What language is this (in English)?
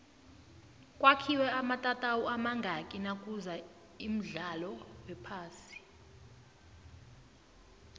South Ndebele